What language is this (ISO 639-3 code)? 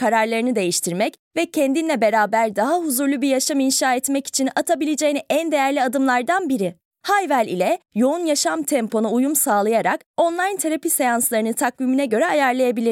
tur